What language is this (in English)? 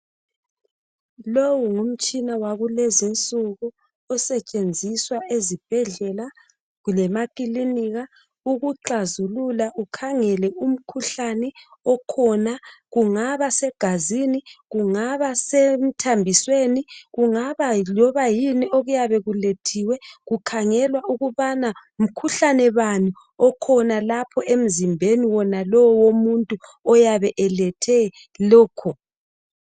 North Ndebele